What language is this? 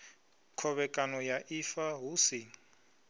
Venda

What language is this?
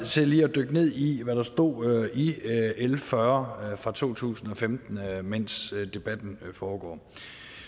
Danish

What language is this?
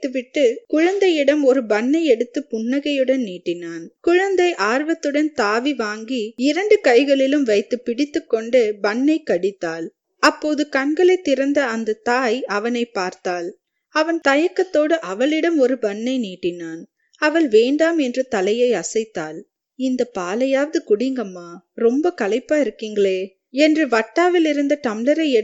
Tamil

